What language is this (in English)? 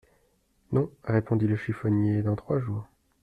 French